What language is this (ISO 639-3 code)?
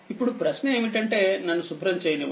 tel